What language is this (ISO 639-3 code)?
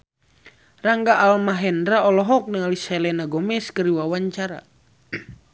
sun